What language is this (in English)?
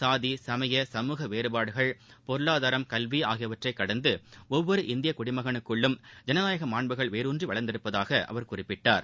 Tamil